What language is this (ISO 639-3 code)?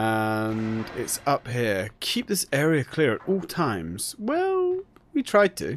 eng